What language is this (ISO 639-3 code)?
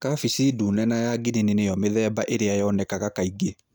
kik